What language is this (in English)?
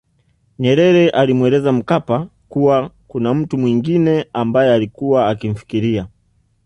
Swahili